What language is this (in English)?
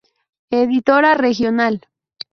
Spanish